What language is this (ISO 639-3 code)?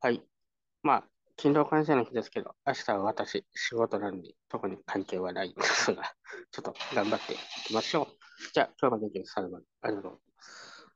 jpn